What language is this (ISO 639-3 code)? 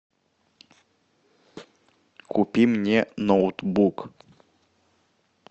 rus